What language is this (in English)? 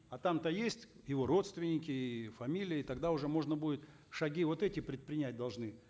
Kazakh